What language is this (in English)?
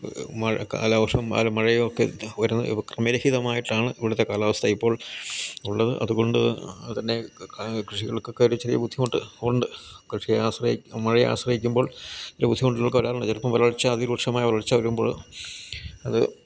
Malayalam